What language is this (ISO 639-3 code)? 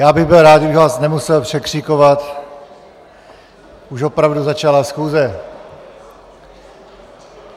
ces